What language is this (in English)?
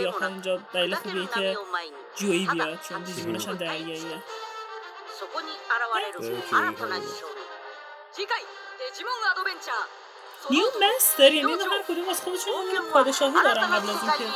Persian